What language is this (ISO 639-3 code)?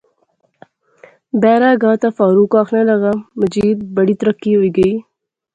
phr